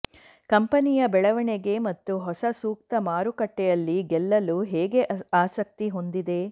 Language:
Kannada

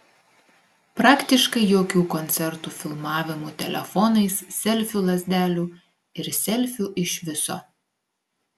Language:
Lithuanian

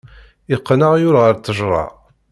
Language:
Kabyle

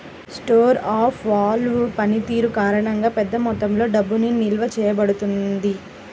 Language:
Telugu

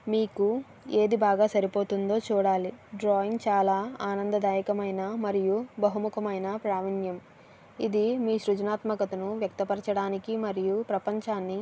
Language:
Telugu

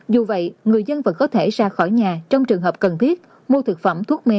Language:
Vietnamese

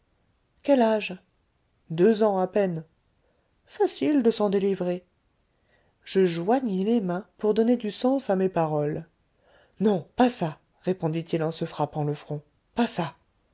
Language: French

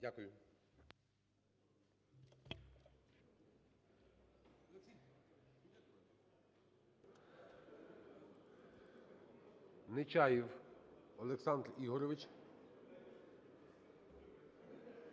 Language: Ukrainian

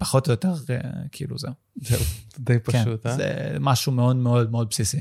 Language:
Hebrew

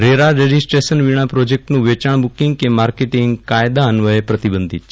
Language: Gujarati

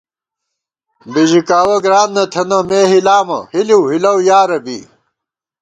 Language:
Gawar-Bati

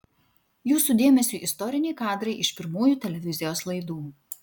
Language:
Lithuanian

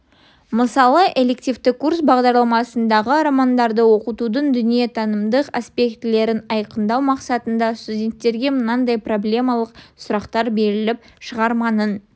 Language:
Kazakh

